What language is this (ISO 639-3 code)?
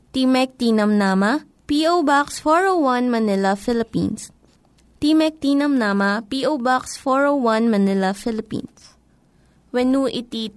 fil